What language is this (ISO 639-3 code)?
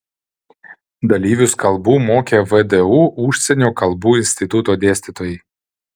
lit